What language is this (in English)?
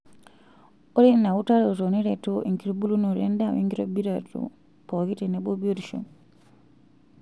Masai